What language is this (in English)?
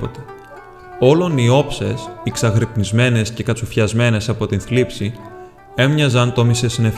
Greek